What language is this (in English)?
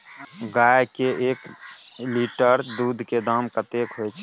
Maithili